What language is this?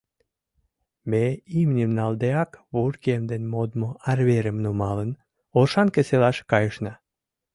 Mari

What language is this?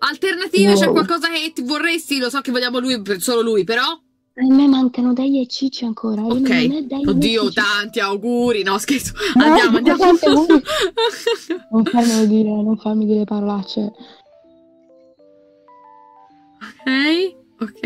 Italian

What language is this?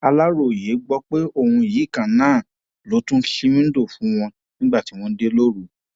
Yoruba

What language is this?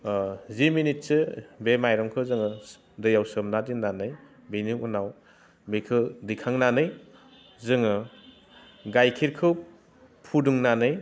Bodo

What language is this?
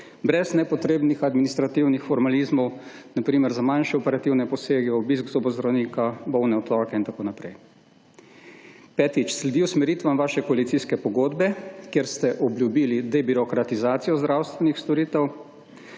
Slovenian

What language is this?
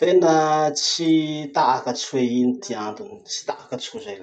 Masikoro Malagasy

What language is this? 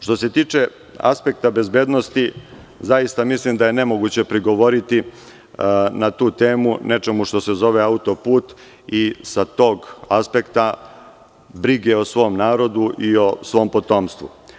Serbian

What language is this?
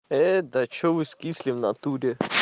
Russian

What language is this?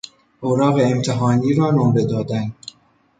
Persian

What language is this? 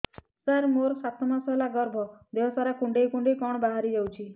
Odia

